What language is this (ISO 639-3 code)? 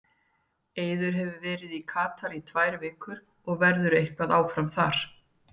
isl